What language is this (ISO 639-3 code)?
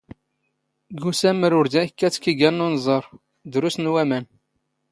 zgh